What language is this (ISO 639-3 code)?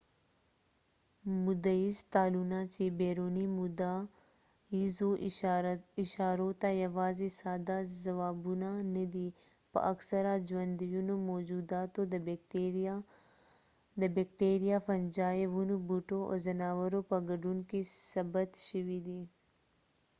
pus